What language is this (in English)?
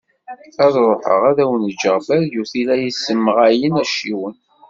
Kabyle